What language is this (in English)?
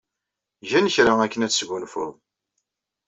Kabyle